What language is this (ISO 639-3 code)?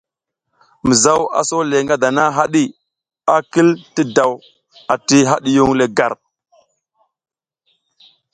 giz